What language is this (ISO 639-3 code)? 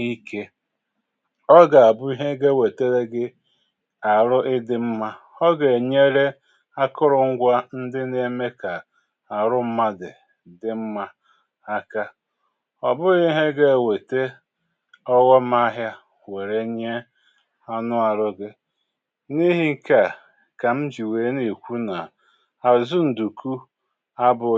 ibo